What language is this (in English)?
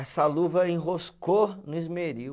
Portuguese